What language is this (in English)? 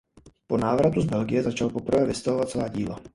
Czech